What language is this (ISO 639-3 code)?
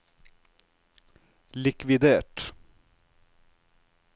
nor